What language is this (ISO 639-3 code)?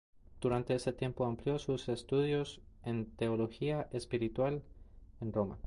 spa